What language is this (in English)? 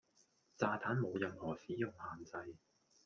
Cantonese